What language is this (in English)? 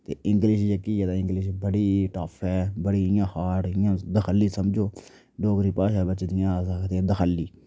Dogri